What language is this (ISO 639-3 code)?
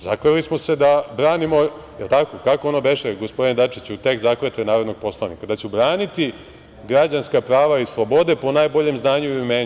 srp